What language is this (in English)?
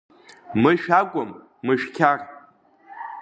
Abkhazian